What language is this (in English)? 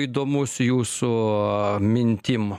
Lithuanian